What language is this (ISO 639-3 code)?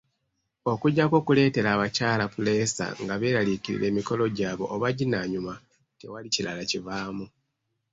lug